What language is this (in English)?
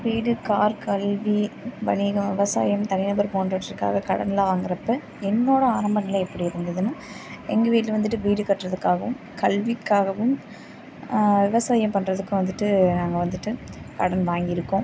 Tamil